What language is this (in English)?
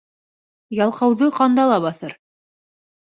Bashkir